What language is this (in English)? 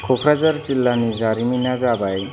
Bodo